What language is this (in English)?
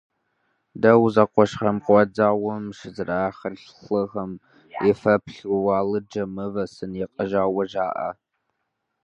Kabardian